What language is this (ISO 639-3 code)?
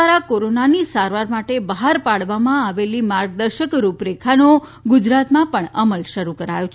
guj